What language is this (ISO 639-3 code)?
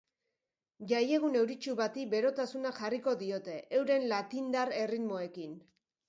eus